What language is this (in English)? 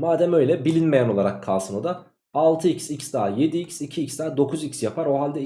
Turkish